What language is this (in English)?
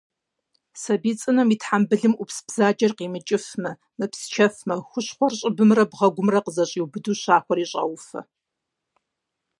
Kabardian